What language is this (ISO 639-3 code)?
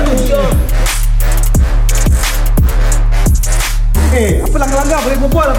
msa